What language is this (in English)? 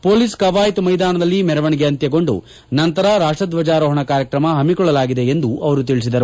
Kannada